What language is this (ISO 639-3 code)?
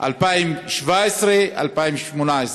heb